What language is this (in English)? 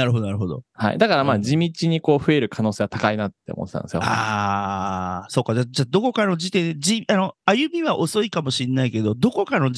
Japanese